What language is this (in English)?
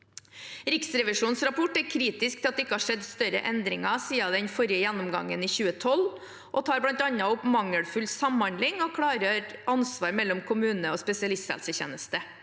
Norwegian